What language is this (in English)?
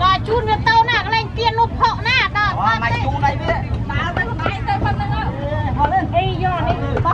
Thai